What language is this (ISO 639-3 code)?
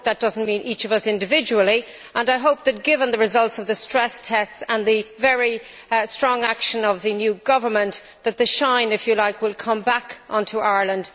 eng